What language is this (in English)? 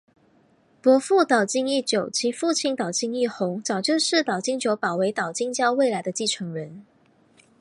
Chinese